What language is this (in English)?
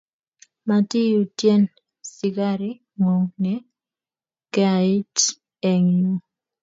Kalenjin